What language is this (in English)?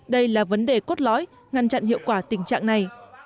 Vietnamese